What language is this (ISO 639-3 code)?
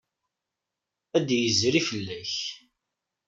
kab